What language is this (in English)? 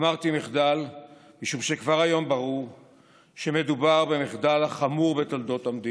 Hebrew